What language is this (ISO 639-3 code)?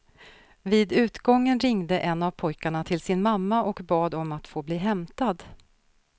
swe